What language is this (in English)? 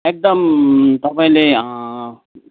Nepali